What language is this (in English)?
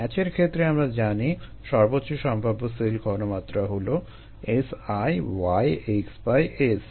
Bangla